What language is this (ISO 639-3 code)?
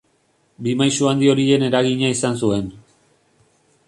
eus